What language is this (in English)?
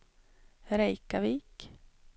Swedish